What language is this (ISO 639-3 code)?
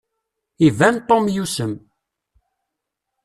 kab